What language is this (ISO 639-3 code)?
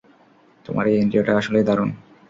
ben